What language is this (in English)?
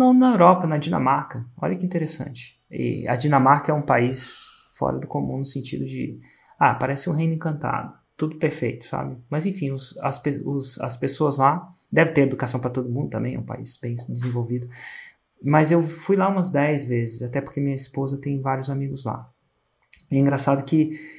Portuguese